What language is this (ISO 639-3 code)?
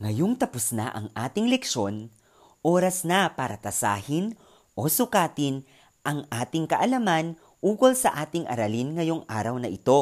fil